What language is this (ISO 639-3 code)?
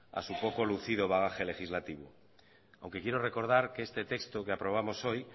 spa